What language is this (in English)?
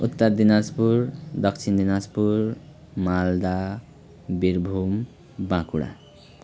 Nepali